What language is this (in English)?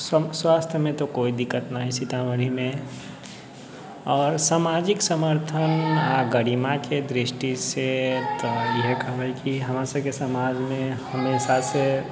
Maithili